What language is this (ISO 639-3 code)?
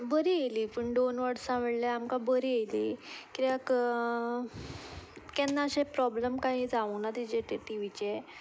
kok